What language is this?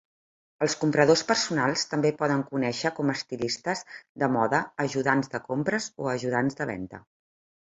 Catalan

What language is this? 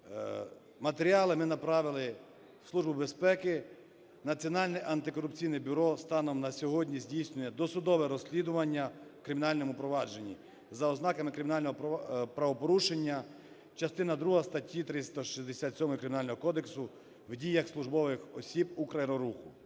Ukrainian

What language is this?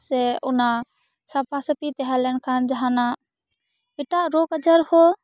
Santali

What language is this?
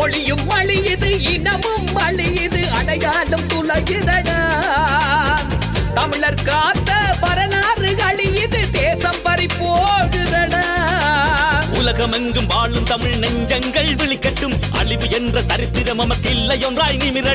Tamil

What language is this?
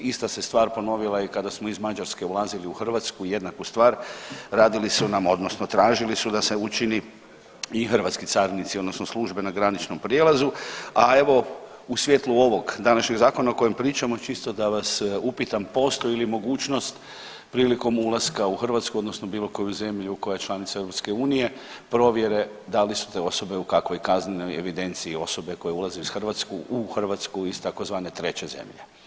Croatian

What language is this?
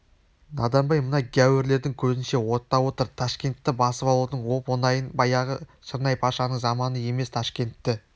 Kazakh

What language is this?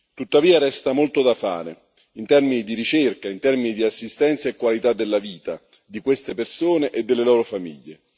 Italian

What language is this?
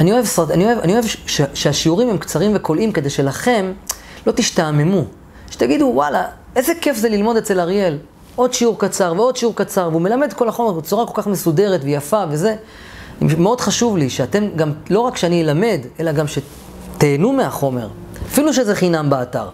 Hebrew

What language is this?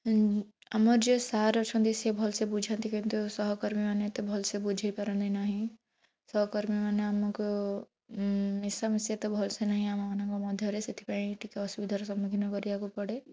Odia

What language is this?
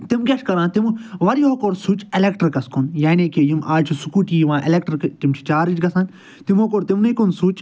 Kashmiri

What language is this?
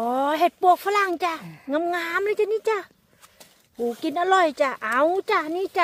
Thai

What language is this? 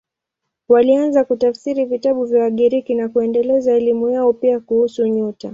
Swahili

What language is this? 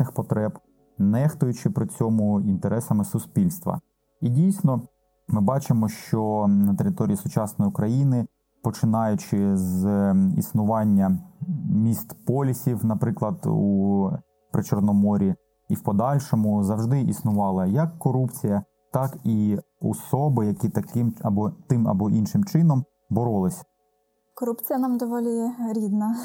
Ukrainian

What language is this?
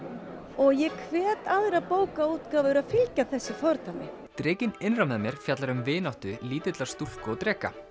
Icelandic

